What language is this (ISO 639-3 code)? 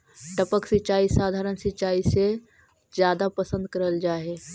mag